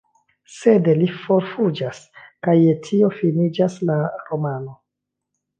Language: Esperanto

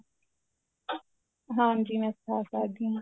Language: Punjabi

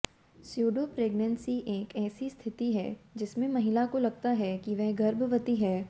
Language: Hindi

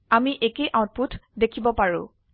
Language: Assamese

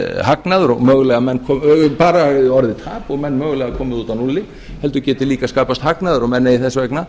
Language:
Icelandic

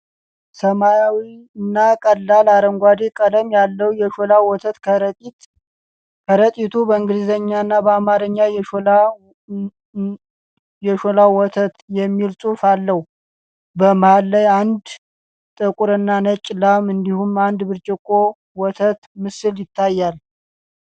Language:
Amharic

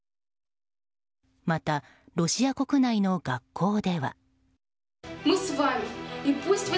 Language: Japanese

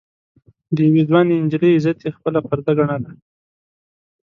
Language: Pashto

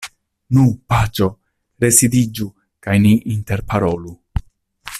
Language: Esperanto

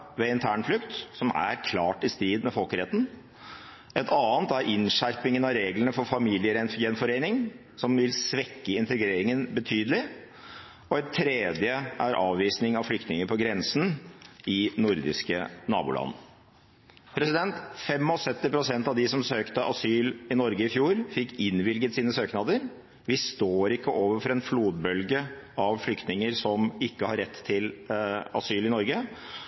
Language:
Norwegian Bokmål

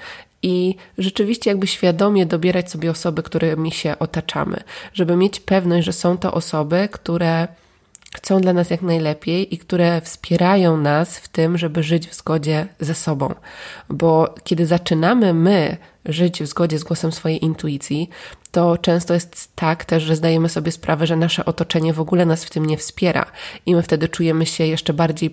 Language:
Polish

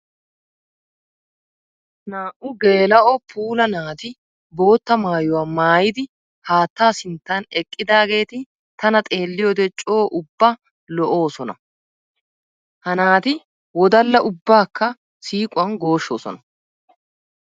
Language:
Wolaytta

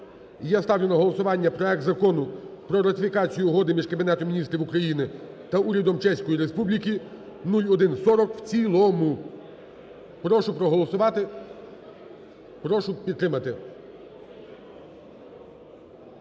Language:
Ukrainian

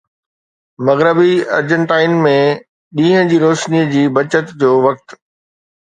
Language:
Sindhi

